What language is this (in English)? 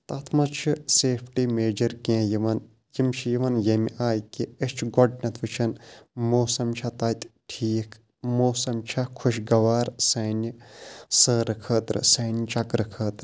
Kashmiri